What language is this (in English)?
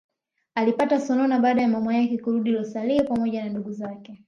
Swahili